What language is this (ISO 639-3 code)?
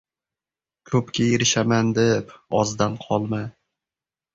uzb